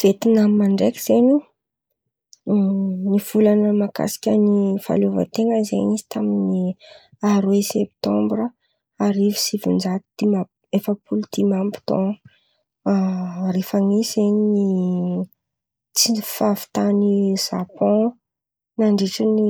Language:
Antankarana Malagasy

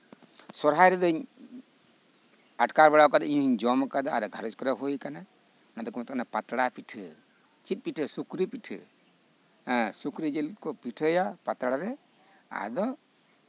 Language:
Santali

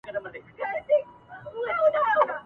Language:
Pashto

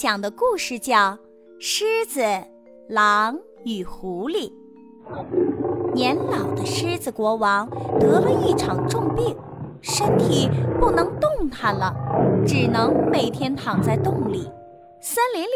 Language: Chinese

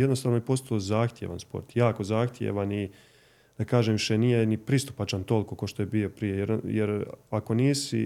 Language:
Croatian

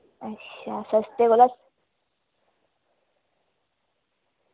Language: Dogri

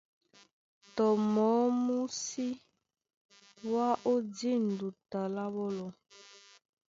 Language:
Duala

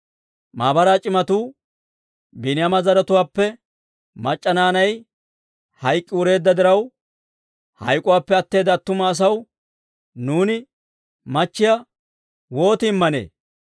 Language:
Dawro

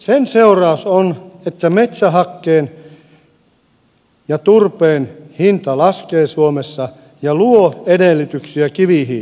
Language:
Finnish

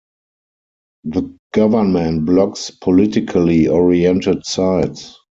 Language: English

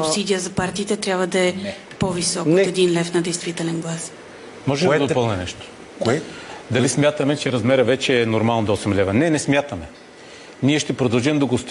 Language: Bulgarian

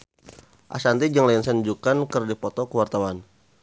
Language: Sundanese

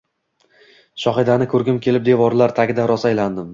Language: Uzbek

